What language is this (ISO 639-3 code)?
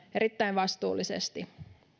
fin